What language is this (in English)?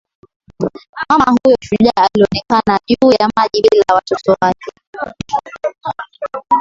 Swahili